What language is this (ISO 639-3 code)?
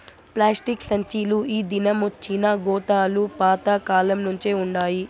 tel